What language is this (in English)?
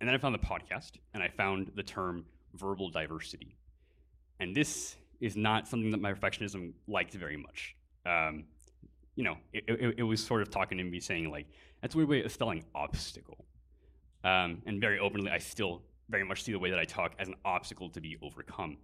English